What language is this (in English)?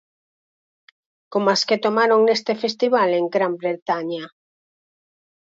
Galician